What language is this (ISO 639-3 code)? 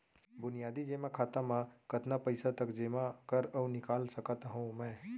hne